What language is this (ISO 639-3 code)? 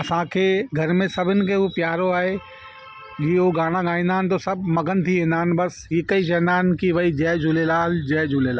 snd